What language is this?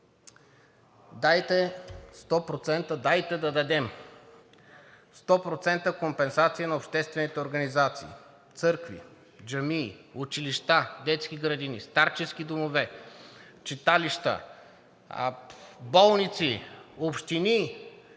Bulgarian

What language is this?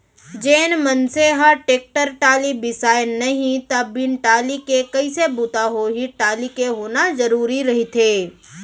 Chhattisgarhi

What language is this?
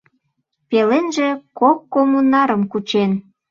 Mari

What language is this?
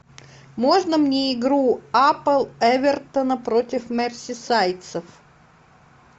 Russian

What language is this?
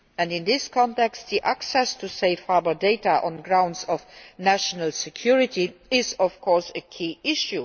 English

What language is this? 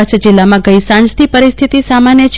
Gujarati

